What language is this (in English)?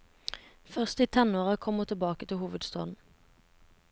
Norwegian